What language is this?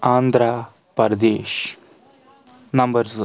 Kashmiri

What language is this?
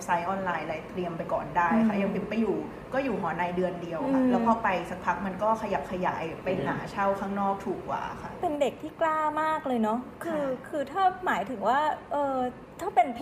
Thai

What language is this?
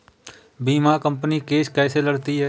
Hindi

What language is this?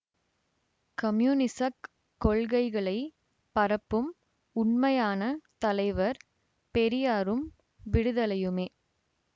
Tamil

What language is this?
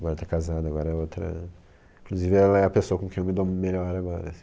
Portuguese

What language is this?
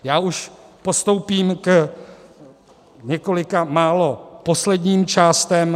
Czech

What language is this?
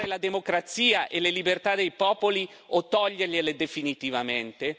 Italian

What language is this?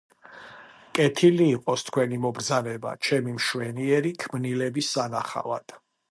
Georgian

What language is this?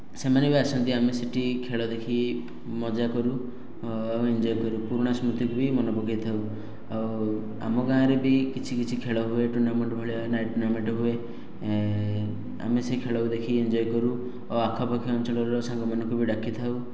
Odia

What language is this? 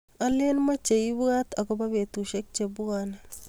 Kalenjin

